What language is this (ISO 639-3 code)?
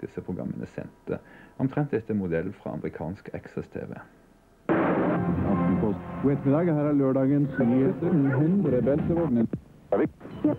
nor